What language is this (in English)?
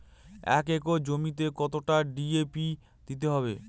Bangla